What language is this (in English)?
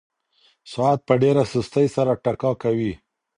Pashto